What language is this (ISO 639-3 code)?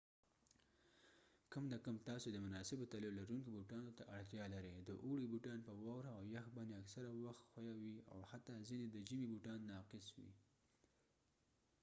pus